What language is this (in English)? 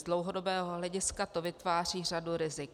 Czech